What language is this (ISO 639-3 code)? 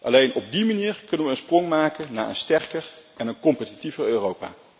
nld